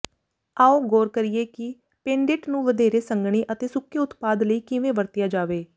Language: Punjabi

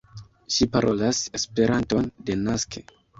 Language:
Esperanto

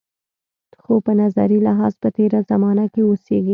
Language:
Pashto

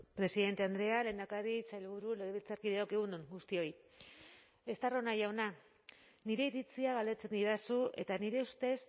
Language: Basque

